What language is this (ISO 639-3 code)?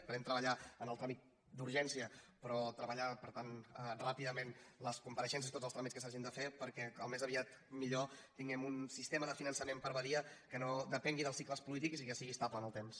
cat